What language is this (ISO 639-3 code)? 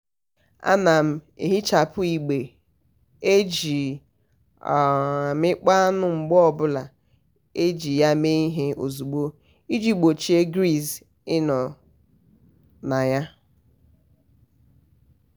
ibo